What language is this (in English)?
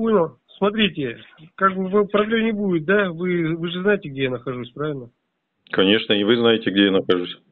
Russian